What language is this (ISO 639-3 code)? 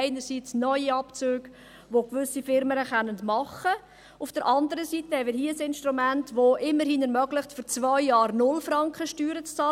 gsw